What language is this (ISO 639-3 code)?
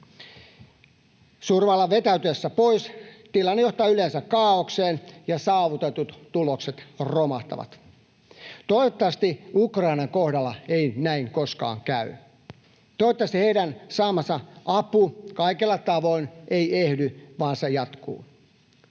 fin